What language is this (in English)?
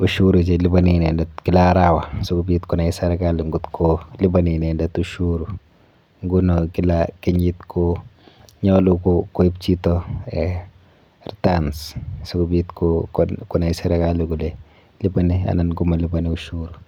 Kalenjin